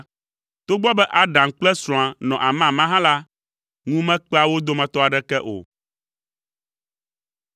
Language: Ewe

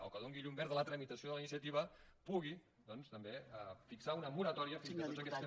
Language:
Catalan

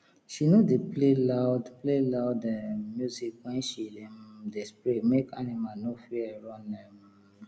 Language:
Nigerian Pidgin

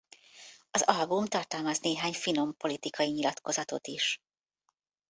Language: Hungarian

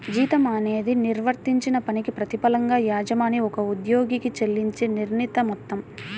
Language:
Telugu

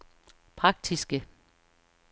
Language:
Danish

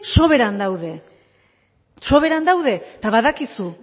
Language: Basque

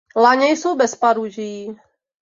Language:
Czech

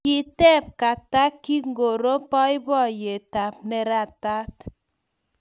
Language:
Kalenjin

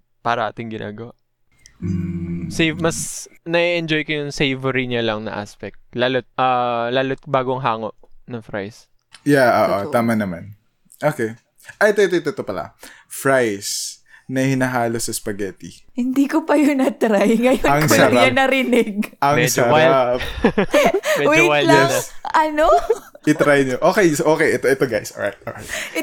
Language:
Filipino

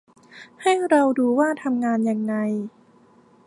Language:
Thai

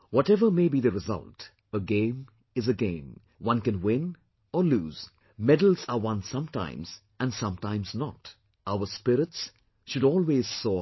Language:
English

